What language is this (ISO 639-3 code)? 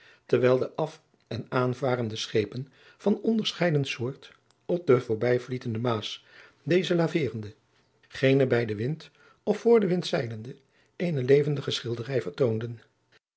nld